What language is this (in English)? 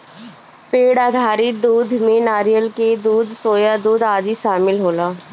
Bhojpuri